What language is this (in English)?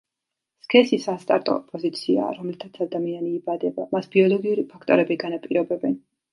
Georgian